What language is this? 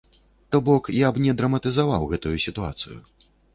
Belarusian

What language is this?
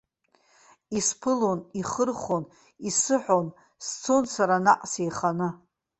Abkhazian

